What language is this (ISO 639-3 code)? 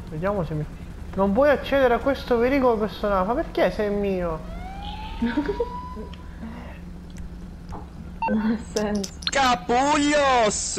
ita